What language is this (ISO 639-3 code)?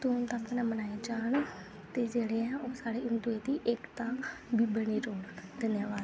doi